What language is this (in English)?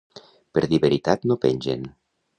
Catalan